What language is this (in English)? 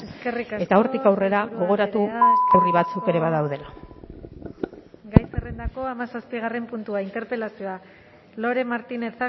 Basque